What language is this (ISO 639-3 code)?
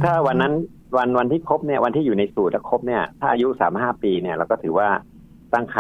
tha